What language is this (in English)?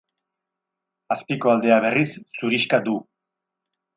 Basque